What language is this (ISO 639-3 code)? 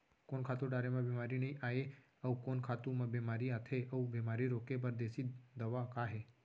hne